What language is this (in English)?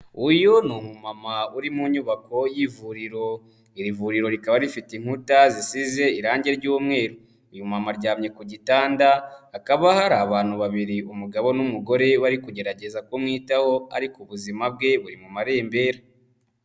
Kinyarwanda